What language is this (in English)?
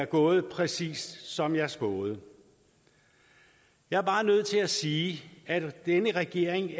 Danish